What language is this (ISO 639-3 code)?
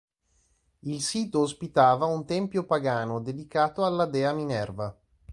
ita